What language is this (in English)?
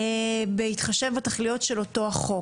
Hebrew